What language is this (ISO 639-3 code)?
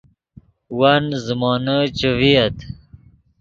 ydg